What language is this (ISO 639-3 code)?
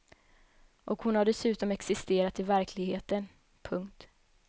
swe